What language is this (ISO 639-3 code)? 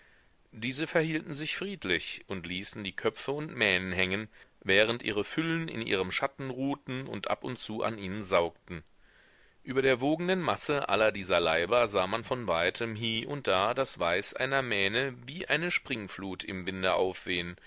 deu